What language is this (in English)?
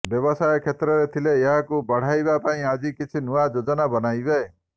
Odia